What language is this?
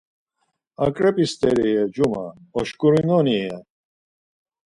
Laz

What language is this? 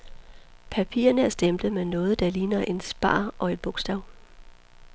Danish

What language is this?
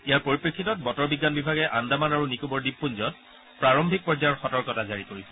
Assamese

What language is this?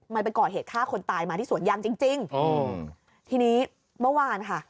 Thai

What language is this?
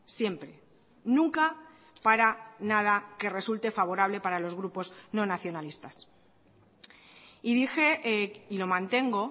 Spanish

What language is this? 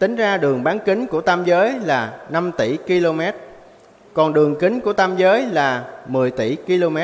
Vietnamese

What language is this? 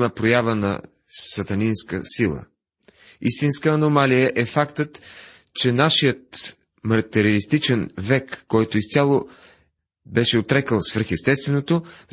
Bulgarian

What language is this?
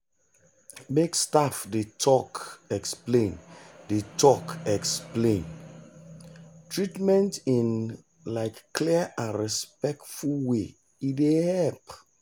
Nigerian Pidgin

